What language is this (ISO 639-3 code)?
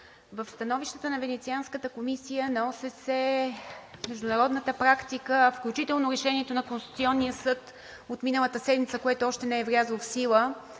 bul